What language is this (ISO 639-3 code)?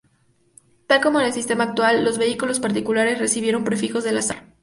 spa